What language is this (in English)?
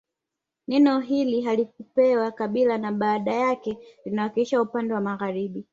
Swahili